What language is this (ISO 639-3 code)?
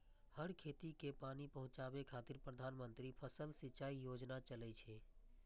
mai